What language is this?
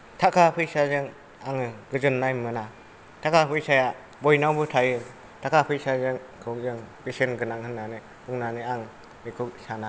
Bodo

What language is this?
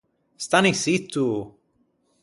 Ligurian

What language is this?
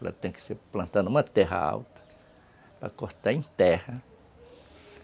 Portuguese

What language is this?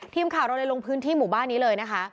Thai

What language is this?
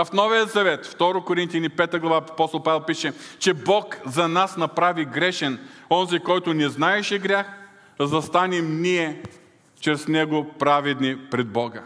Bulgarian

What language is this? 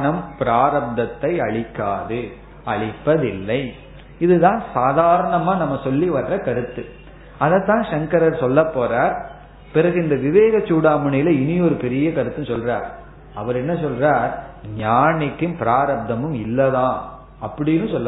Tamil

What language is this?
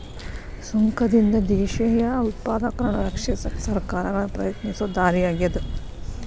Kannada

